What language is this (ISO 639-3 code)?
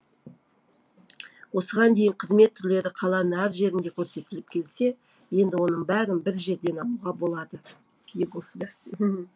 kaz